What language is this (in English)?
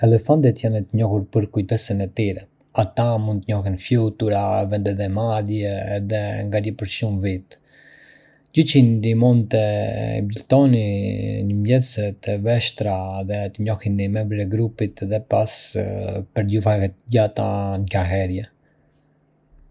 Arbëreshë Albanian